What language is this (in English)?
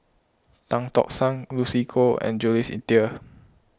English